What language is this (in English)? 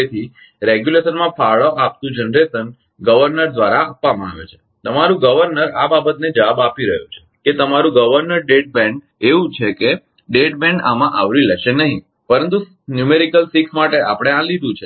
Gujarati